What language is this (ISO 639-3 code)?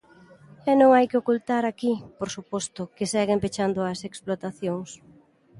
glg